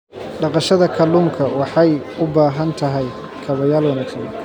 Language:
Somali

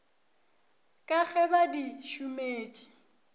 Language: Northern Sotho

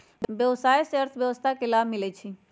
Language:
Magahi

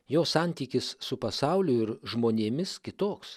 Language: Lithuanian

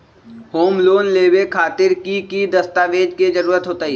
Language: Magahi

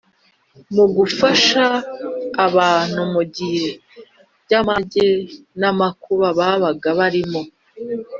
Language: Kinyarwanda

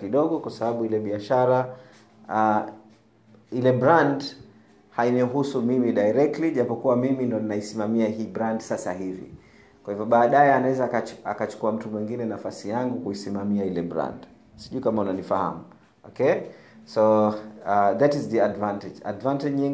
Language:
Swahili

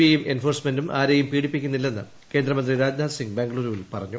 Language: Malayalam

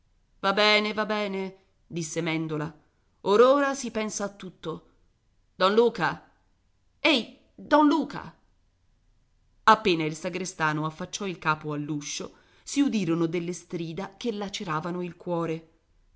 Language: Italian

